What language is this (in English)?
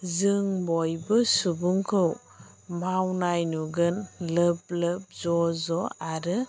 Bodo